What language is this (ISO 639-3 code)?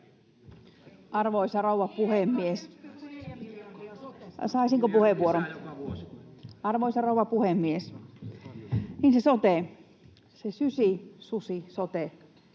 fin